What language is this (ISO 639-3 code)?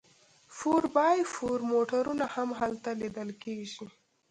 pus